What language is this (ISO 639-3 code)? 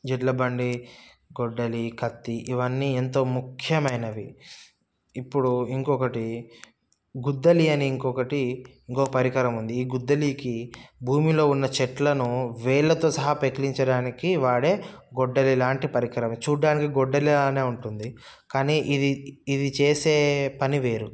tel